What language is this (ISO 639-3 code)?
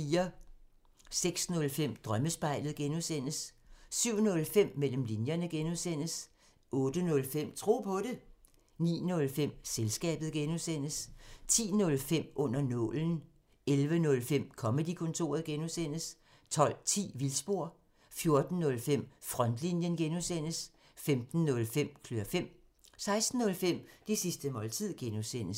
dan